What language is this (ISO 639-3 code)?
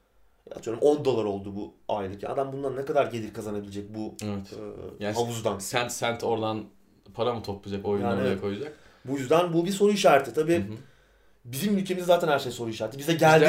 tur